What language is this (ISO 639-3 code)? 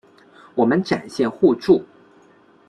zho